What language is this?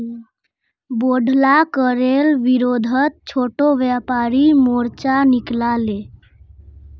Magahi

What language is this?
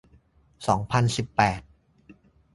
Thai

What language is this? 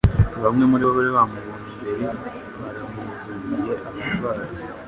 Kinyarwanda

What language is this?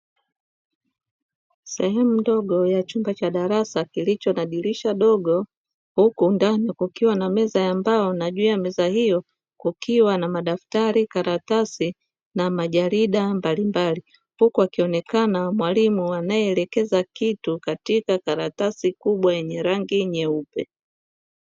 Swahili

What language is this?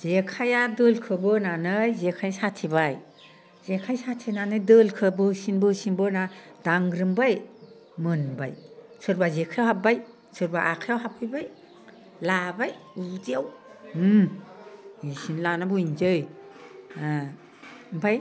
Bodo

